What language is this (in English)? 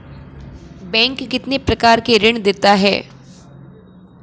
Hindi